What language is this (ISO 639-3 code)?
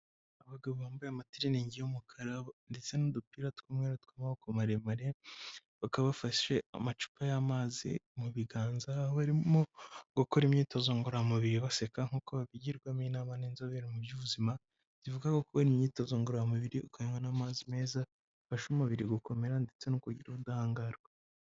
kin